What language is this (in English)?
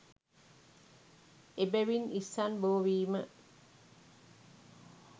Sinhala